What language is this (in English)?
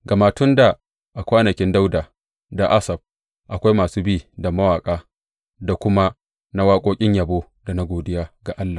Hausa